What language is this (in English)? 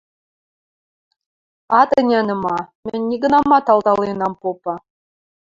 Western Mari